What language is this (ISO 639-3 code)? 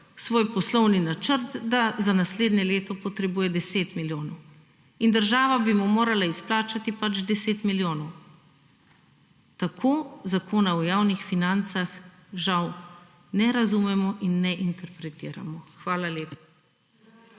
slv